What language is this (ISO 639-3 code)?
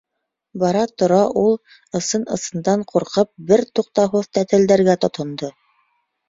bak